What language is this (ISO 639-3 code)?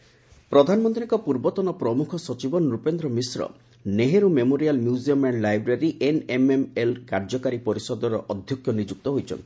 ori